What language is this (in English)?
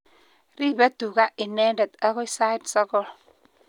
Kalenjin